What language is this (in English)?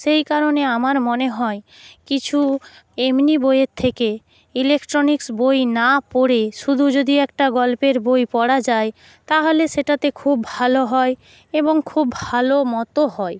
Bangla